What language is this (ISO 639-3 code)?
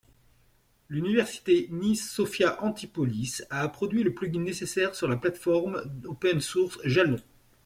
fra